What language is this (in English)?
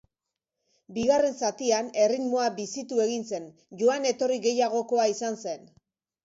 Basque